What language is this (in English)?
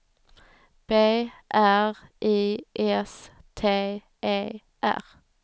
Swedish